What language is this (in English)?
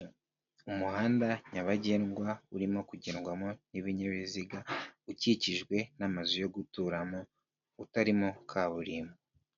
Kinyarwanda